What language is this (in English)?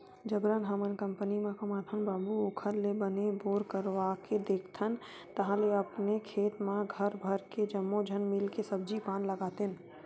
Chhattisgarhi